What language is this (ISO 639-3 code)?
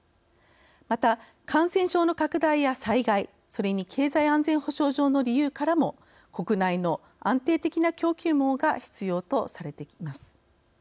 jpn